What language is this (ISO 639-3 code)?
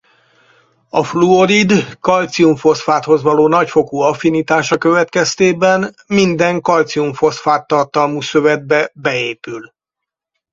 hun